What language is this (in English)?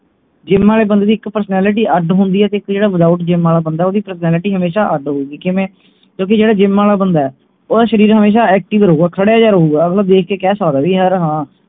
Punjabi